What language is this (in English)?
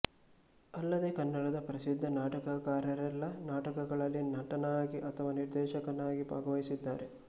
Kannada